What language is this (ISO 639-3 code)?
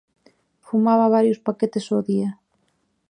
glg